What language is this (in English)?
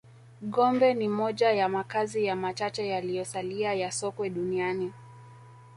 Swahili